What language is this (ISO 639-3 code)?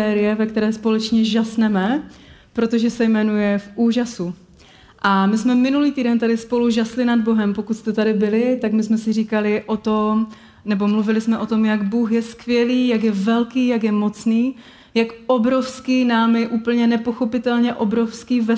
ces